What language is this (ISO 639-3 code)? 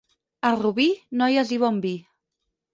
cat